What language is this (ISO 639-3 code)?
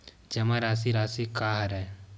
hne